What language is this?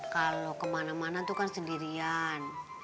Indonesian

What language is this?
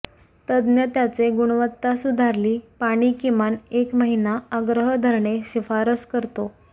Marathi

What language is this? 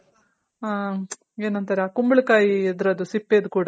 Kannada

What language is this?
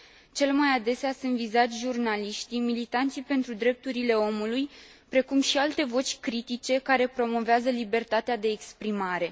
Romanian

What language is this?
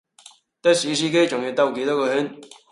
Cantonese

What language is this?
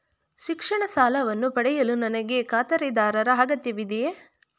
Kannada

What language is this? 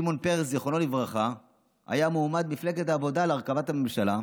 Hebrew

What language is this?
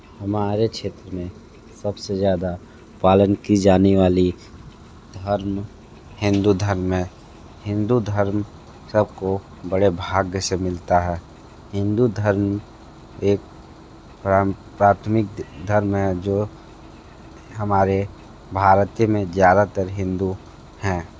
Hindi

